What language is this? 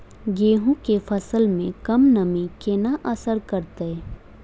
Maithili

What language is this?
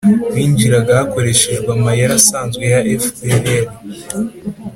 Kinyarwanda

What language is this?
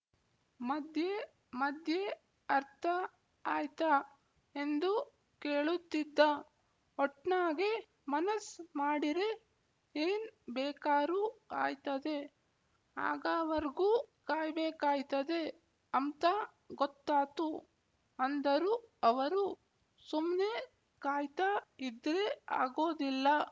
Kannada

